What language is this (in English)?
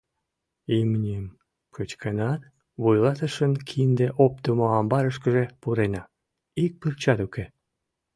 Mari